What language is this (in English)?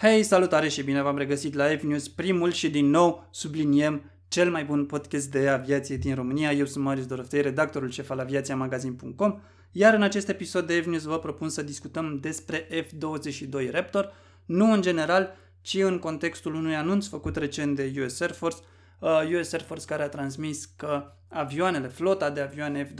Romanian